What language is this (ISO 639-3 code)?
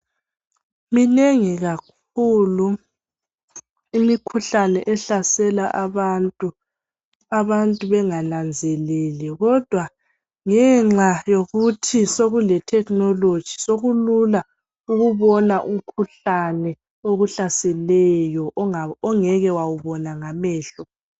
nde